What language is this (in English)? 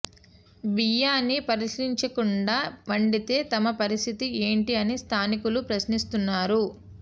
Telugu